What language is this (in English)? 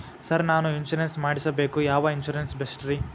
Kannada